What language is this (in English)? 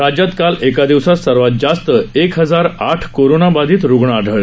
Marathi